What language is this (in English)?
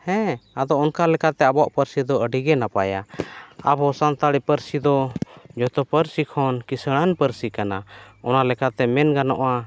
Santali